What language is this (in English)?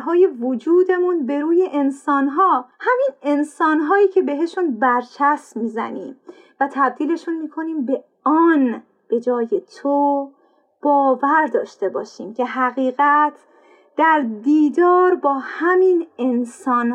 Persian